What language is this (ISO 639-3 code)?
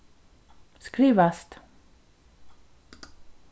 fao